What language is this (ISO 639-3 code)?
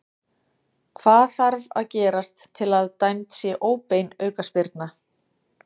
isl